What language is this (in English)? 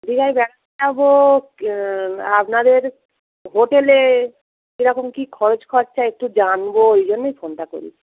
Bangla